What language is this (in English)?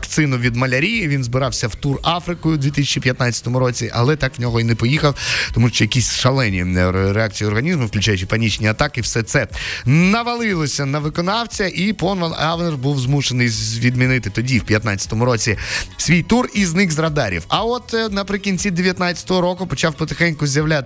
Ukrainian